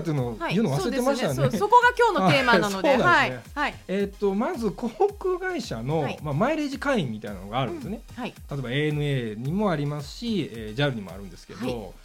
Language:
Japanese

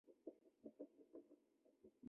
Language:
Chinese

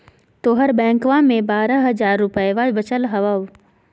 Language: Magahi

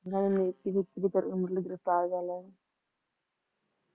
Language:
Punjabi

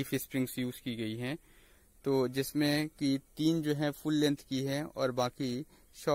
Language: Hindi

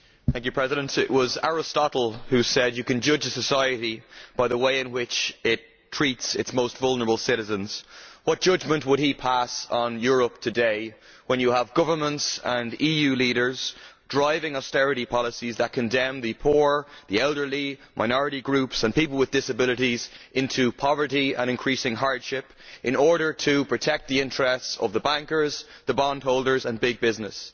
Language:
English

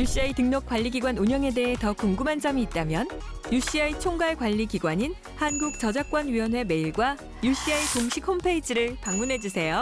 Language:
Korean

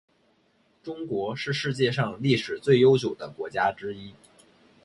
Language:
Chinese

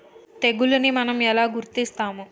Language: Telugu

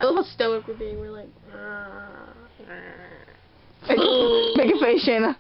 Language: English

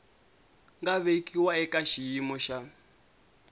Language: Tsonga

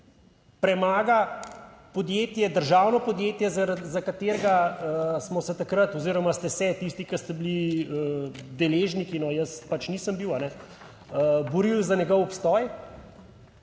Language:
Slovenian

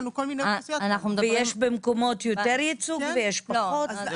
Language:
Hebrew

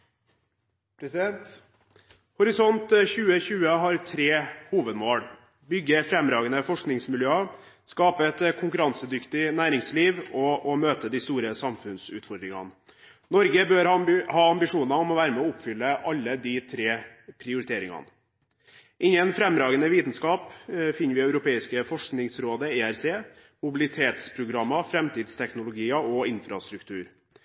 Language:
Norwegian Bokmål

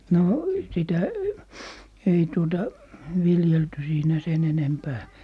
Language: Finnish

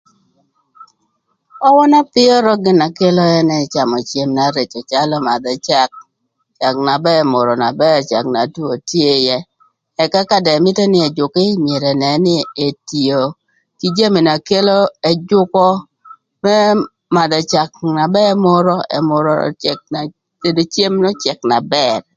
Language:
Thur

